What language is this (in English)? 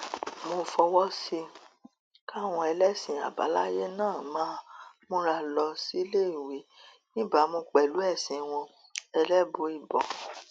Yoruba